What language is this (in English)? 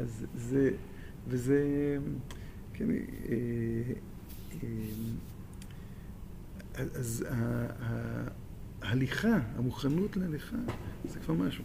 Hebrew